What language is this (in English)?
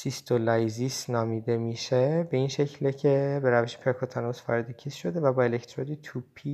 Persian